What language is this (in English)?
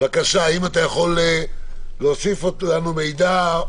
Hebrew